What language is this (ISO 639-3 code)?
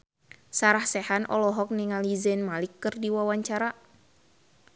sun